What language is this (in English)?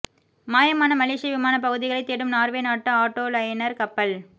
Tamil